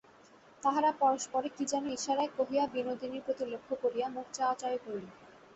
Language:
Bangla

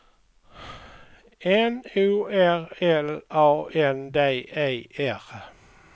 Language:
Swedish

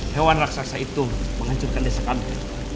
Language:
Indonesian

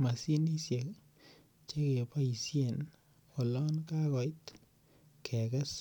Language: Kalenjin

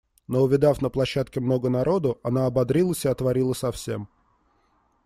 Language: Russian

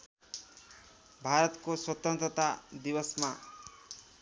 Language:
Nepali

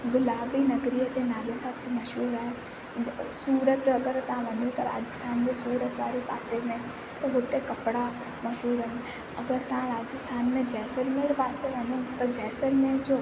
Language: Sindhi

